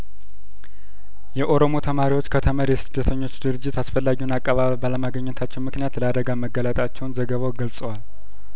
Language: Amharic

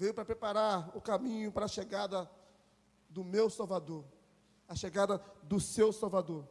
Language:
Portuguese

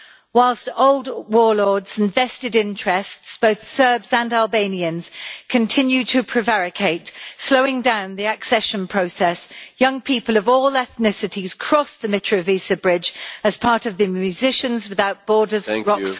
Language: English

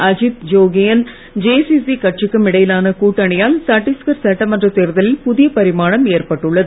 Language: Tamil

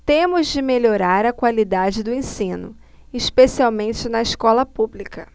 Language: Portuguese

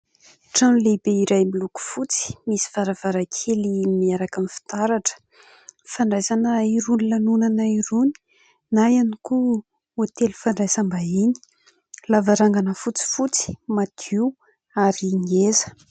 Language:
Malagasy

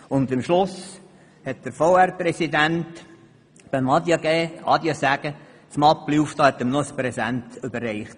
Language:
Swiss German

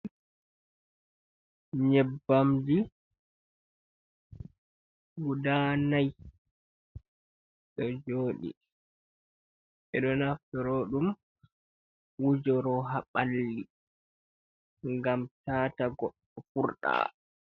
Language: Fula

